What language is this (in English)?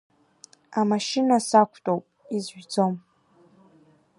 Abkhazian